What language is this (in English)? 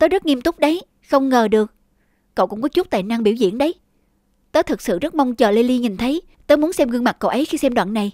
Vietnamese